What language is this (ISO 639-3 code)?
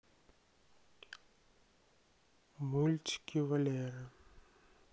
rus